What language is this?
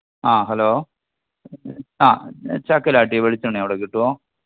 Malayalam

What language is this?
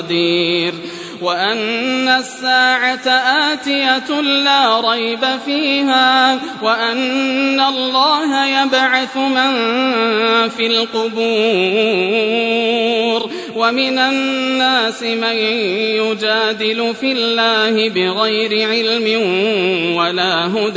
Arabic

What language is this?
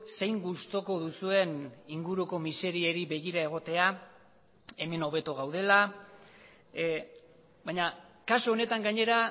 Basque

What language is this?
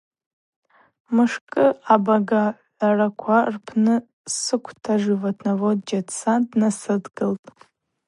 Abaza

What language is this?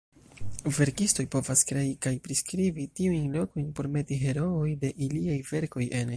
Esperanto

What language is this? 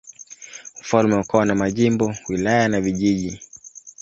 Swahili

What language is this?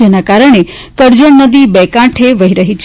Gujarati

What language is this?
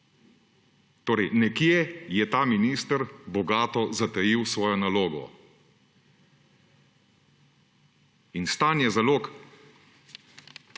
Slovenian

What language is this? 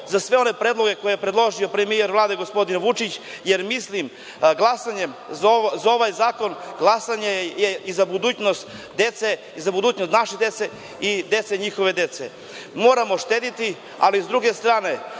Serbian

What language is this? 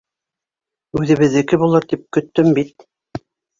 Bashkir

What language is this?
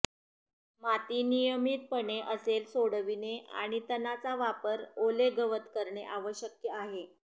Marathi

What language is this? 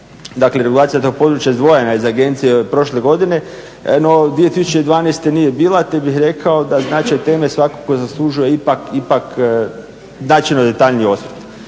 Croatian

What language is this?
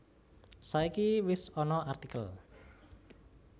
Javanese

